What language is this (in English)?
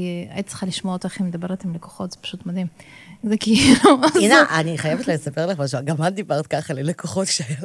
Hebrew